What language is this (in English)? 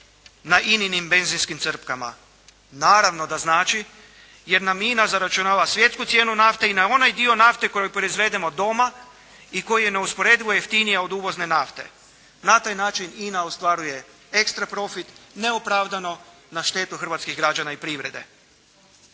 Croatian